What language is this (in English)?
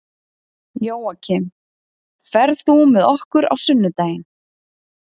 Icelandic